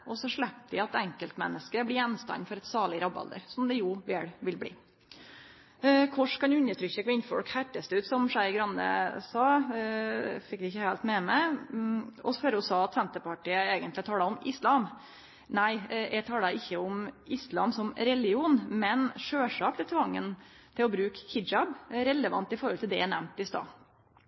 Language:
Norwegian Nynorsk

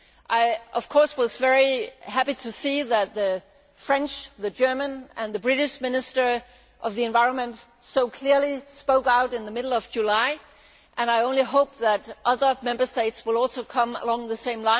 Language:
English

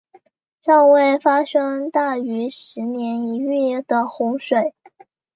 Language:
Chinese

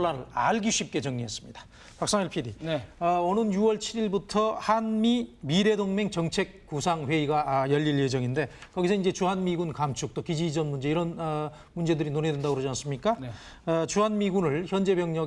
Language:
Korean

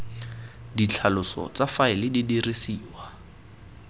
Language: Tswana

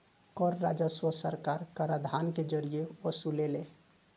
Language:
Bhojpuri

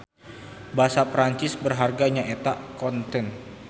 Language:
Sundanese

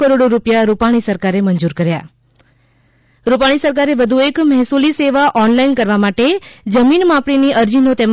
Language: Gujarati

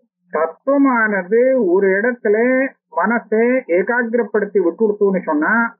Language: Indonesian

